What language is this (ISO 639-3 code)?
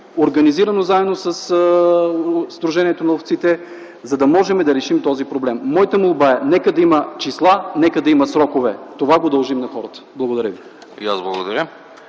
bul